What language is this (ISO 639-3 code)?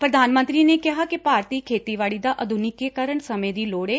pan